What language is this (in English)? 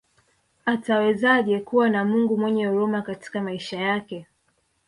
Swahili